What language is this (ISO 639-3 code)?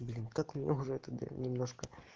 rus